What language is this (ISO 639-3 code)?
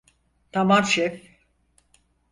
tur